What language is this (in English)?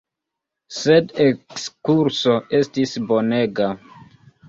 Esperanto